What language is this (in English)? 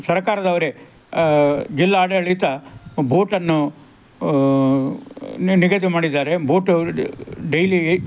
Kannada